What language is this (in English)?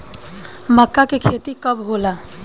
Bhojpuri